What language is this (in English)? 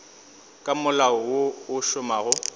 Northern Sotho